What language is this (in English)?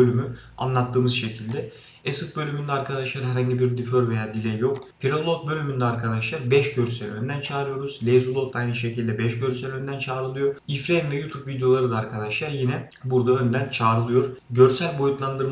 Turkish